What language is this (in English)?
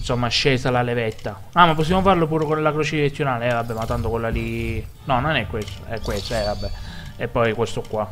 Italian